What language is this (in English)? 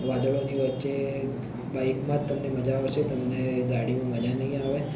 Gujarati